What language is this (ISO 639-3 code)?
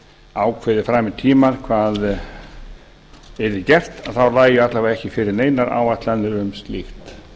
isl